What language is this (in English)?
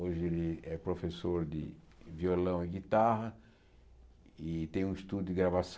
Portuguese